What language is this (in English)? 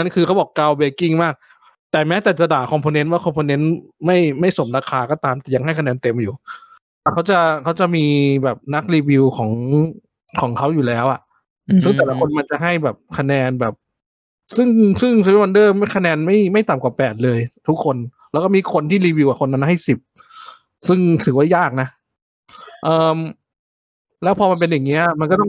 Thai